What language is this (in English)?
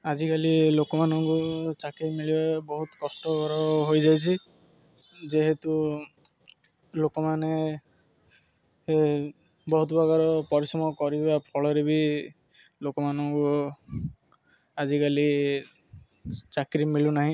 Odia